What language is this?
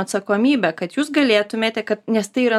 Lithuanian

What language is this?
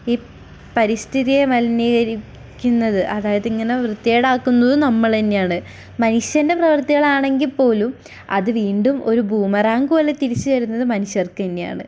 Malayalam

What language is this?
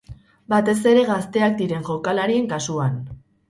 Basque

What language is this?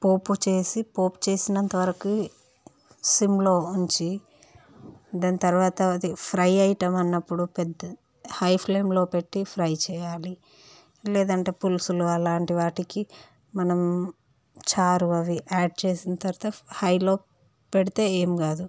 Telugu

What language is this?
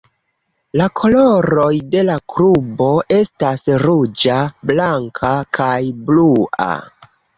Esperanto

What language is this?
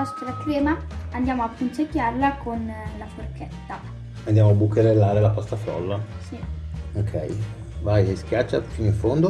Italian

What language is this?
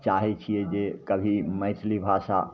Maithili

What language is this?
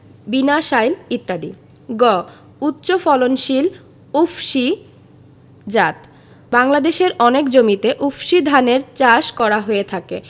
Bangla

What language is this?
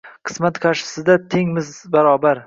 Uzbek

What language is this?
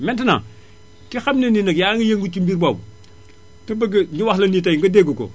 Wolof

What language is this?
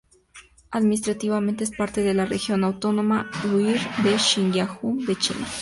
Spanish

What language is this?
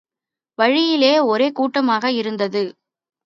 Tamil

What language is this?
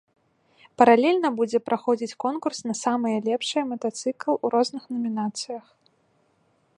Belarusian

